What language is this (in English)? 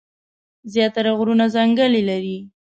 Pashto